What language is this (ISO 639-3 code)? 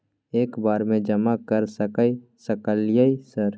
mai